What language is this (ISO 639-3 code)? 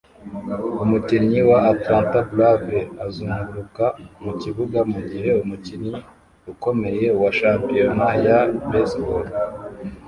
kin